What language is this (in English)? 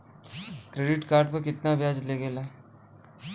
Bhojpuri